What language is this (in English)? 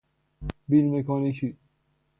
Persian